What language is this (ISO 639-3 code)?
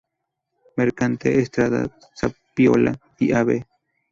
spa